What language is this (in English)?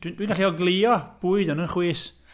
Welsh